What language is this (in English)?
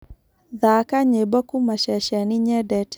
Kikuyu